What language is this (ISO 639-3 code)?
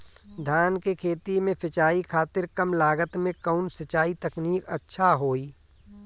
bho